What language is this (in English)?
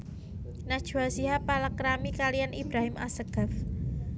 Javanese